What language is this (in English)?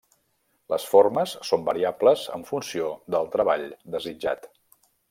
Catalan